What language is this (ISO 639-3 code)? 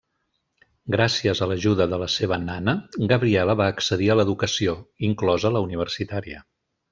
cat